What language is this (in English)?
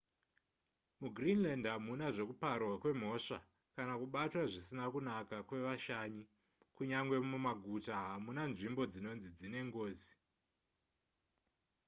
Shona